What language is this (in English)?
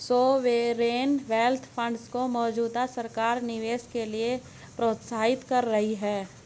Hindi